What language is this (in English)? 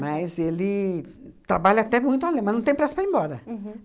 Portuguese